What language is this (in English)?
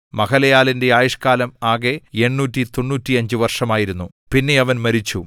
Malayalam